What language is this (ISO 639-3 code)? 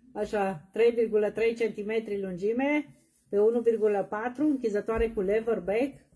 ron